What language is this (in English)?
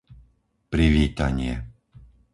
Slovak